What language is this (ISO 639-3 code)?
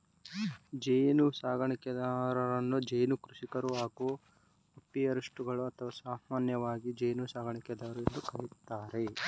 kan